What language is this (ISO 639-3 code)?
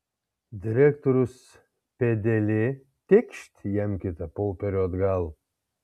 lit